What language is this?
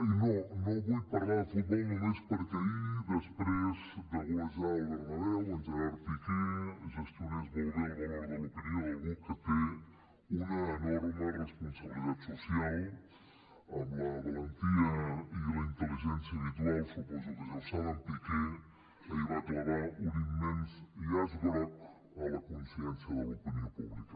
Catalan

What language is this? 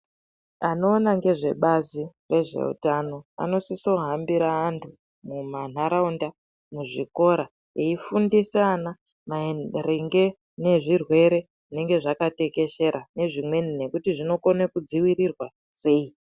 Ndau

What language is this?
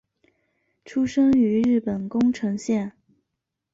Chinese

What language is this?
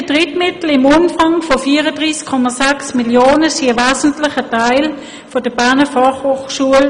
Swiss German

